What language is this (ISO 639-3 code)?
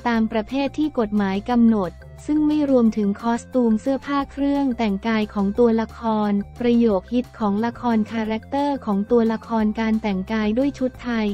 tha